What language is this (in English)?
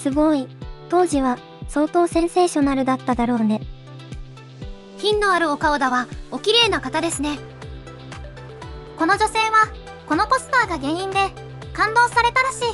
Japanese